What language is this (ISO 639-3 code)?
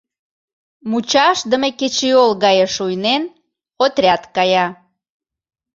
chm